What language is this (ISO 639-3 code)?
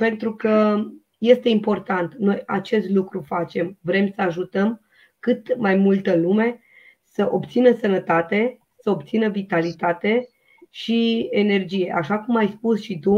ron